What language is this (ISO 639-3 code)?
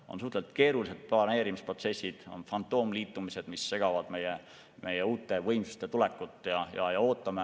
est